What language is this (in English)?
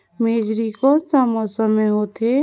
Chhattisgarhi